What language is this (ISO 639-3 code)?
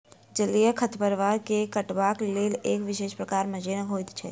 mai